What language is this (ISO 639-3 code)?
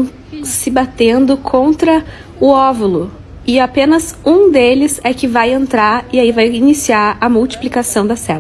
por